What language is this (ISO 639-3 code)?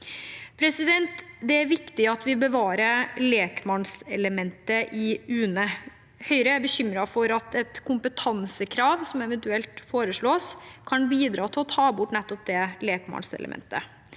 nor